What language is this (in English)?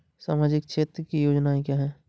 Hindi